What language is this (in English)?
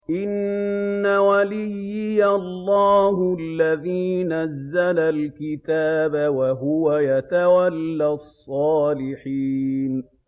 Arabic